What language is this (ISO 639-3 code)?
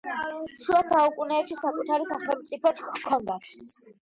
kat